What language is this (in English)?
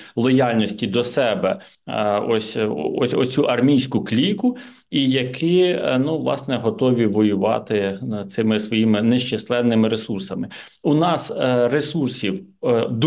Ukrainian